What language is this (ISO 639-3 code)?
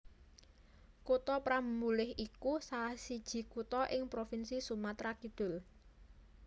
jav